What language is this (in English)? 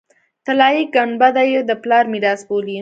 Pashto